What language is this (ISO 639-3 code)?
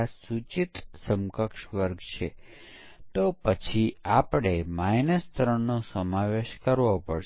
guj